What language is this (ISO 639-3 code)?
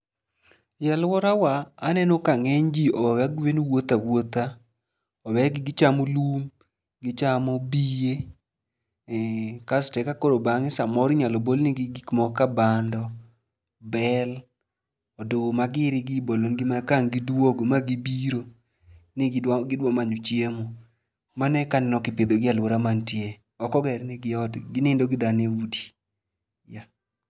luo